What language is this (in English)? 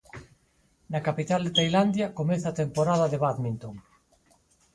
Galician